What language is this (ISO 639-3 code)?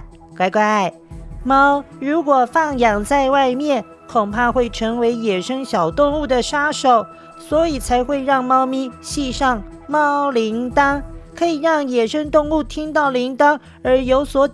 zho